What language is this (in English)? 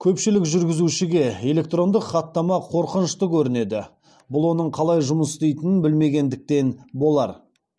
Kazakh